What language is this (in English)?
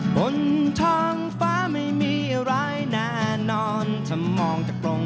Thai